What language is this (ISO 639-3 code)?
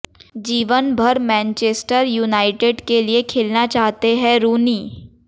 hin